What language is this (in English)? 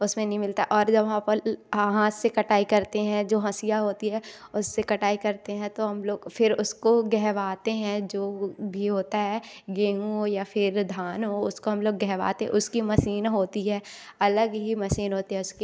Hindi